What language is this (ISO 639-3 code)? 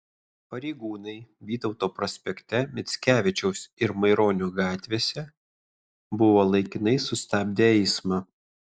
lit